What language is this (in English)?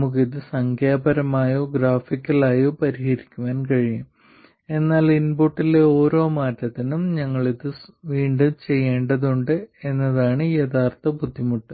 Malayalam